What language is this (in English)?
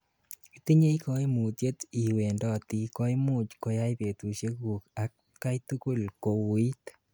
Kalenjin